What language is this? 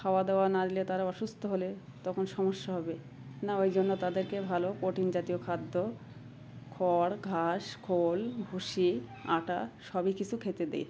Bangla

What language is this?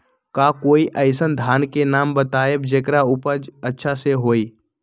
Magahi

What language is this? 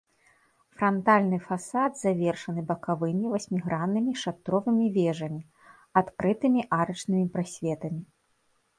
Belarusian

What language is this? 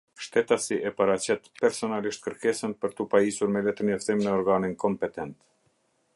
Albanian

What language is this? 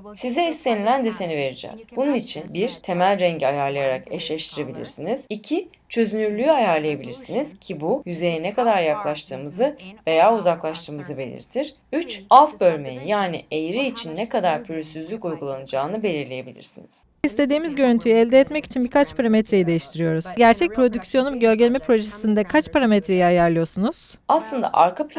Turkish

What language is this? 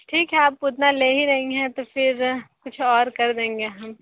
Hindi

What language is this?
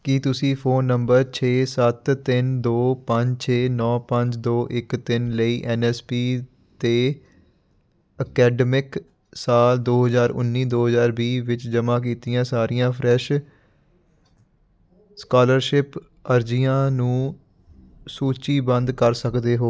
Punjabi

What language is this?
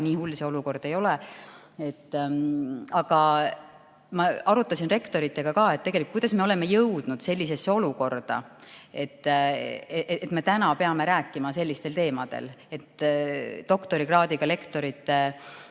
Estonian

